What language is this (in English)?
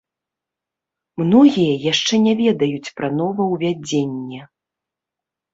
Belarusian